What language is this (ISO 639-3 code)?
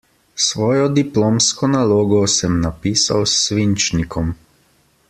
slv